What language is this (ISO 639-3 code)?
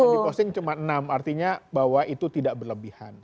ind